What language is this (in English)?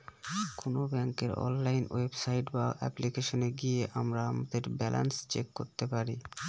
Bangla